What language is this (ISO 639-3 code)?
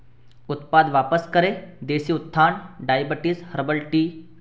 hin